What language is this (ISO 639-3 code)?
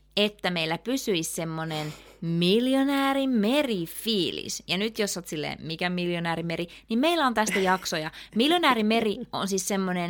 fin